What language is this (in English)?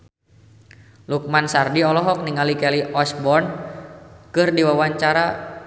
Sundanese